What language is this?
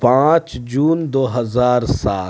Urdu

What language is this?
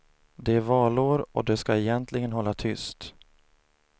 Swedish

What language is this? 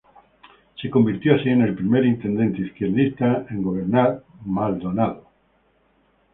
Spanish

